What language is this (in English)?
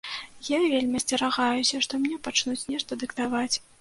Belarusian